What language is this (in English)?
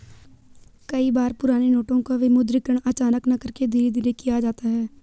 Hindi